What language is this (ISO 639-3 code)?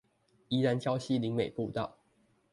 zho